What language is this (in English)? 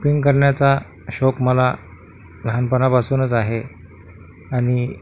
Marathi